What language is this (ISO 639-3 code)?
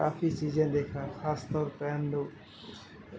urd